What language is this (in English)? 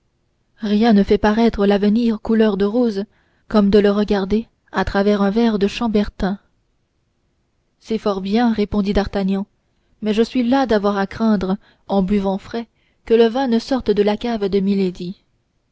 French